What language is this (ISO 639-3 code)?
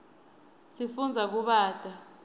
ssw